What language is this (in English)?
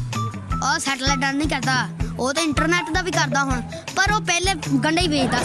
Punjabi